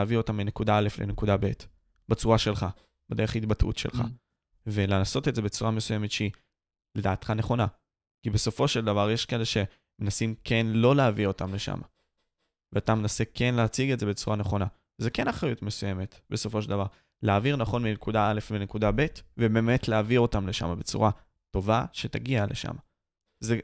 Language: Hebrew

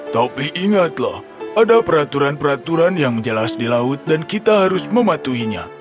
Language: Indonesian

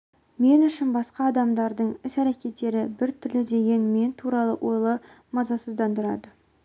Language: Kazakh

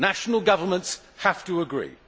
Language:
English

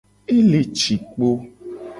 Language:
Gen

